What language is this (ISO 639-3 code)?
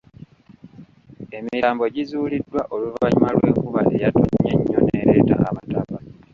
lug